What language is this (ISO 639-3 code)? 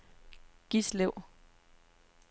dan